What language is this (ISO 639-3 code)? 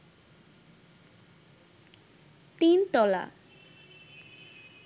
ben